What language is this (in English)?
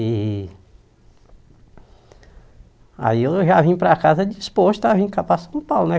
Portuguese